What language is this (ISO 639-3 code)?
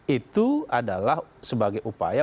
ind